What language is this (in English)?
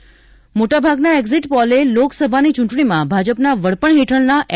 Gujarati